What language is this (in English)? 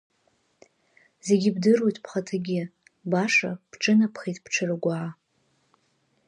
Abkhazian